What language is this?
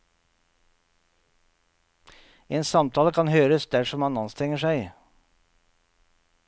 Norwegian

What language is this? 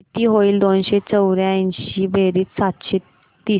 Marathi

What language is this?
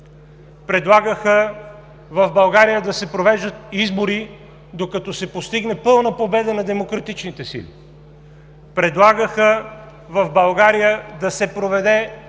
Bulgarian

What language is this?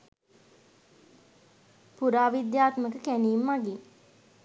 Sinhala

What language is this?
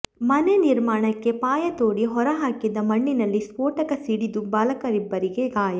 Kannada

